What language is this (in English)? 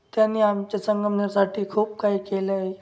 Marathi